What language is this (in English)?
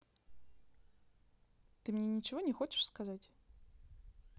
Russian